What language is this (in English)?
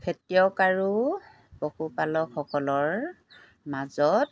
Assamese